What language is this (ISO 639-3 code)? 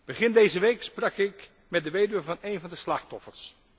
nld